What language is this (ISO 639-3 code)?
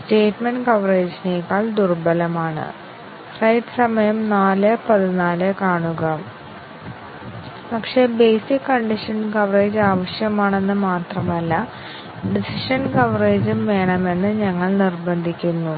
mal